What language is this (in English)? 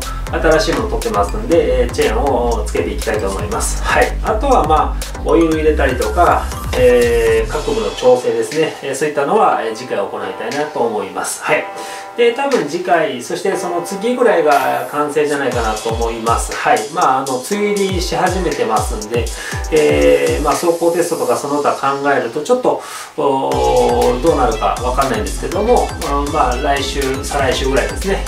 Japanese